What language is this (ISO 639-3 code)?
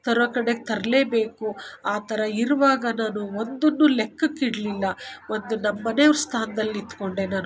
kan